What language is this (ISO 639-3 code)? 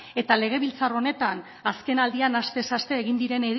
eus